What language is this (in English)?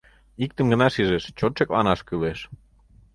Mari